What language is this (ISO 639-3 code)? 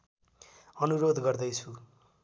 nep